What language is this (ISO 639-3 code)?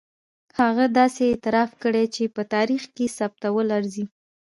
pus